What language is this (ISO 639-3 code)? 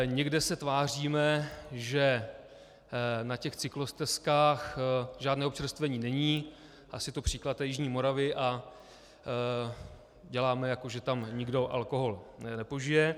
ces